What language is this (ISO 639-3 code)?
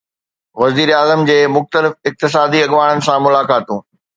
snd